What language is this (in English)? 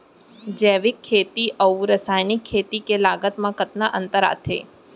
Chhattisgarhi